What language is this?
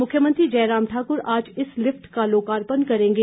Hindi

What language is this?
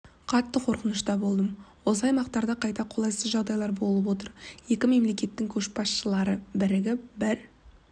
Kazakh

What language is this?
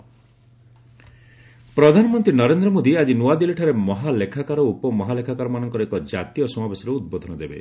Odia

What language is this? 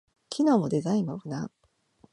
Japanese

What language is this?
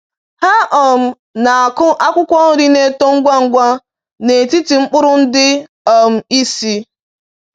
Igbo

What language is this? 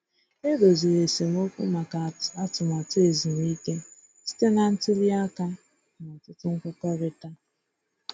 Igbo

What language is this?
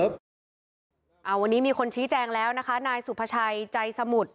Thai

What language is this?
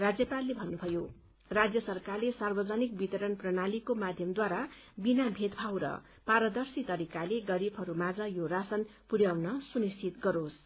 Nepali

